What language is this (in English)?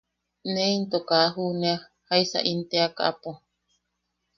Yaqui